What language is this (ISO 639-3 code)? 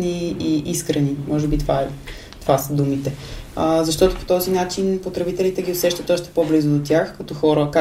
bul